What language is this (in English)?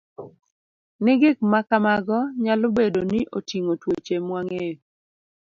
Luo (Kenya and Tanzania)